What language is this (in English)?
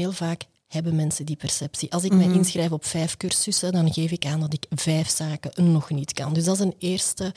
Dutch